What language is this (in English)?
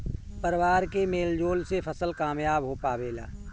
Bhojpuri